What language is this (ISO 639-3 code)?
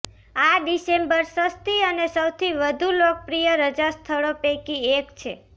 guj